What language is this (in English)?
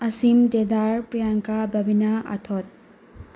Manipuri